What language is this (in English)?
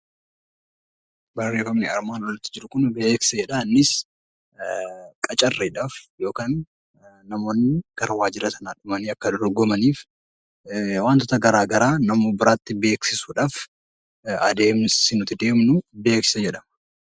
Oromo